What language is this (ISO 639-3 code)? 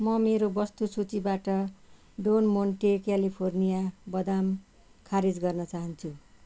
nep